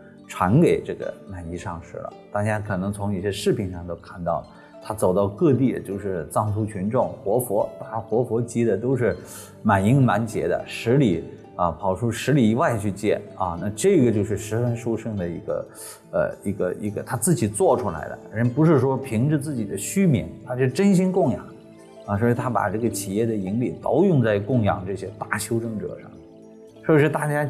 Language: Chinese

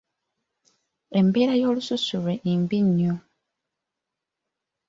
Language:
Ganda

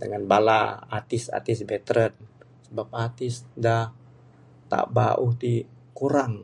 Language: Bukar-Sadung Bidayuh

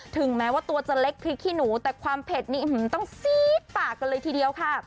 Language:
Thai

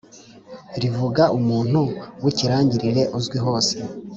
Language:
Kinyarwanda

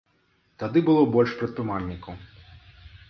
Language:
Belarusian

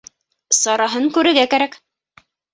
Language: Bashkir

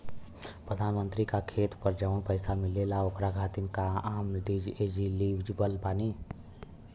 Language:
Bhojpuri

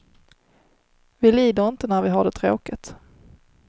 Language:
Swedish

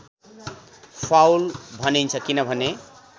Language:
Nepali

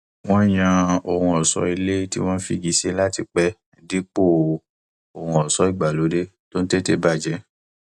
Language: Yoruba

